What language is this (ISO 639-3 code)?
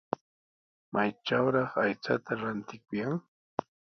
qws